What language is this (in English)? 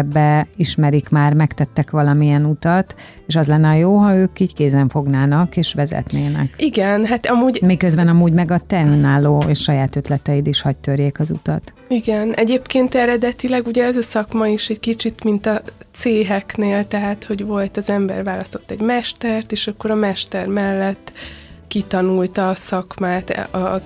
Hungarian